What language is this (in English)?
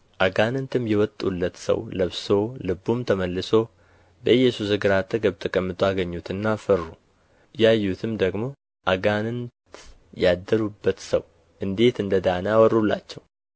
Amharic